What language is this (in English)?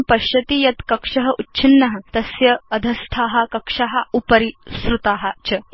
Sanskrit